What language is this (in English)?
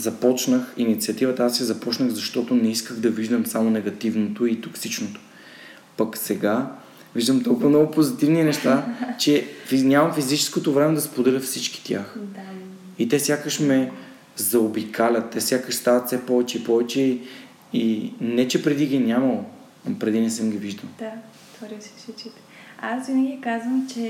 Bulgarian